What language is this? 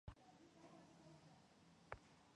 Chinese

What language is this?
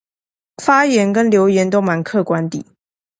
Chinese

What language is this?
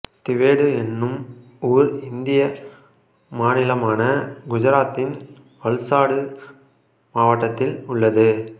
Tamil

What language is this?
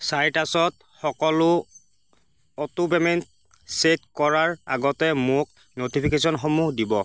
Assamese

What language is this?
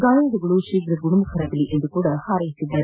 Kannada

